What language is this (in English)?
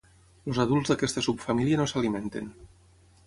Catalan